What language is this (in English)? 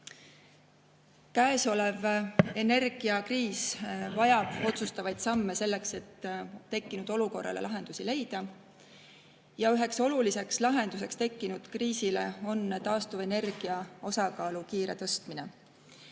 Estonian